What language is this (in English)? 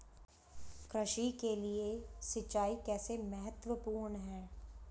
Hindi